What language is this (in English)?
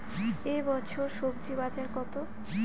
Bangla